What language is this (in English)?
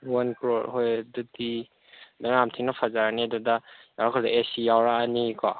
Manipuri